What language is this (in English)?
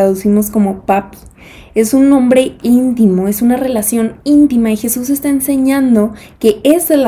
Spanish